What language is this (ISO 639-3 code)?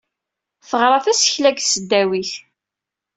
kab